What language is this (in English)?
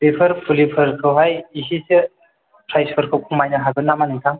Bodo